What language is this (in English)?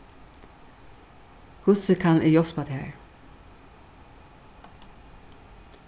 Faroese